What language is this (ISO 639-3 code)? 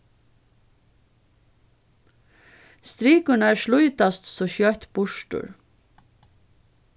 fao